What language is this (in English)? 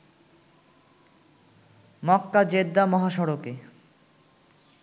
Bangla